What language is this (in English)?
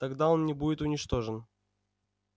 Russian